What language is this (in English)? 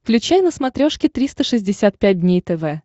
Russian